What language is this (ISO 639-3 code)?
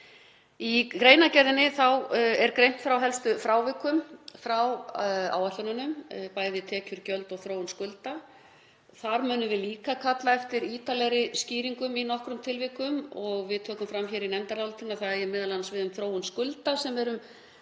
isl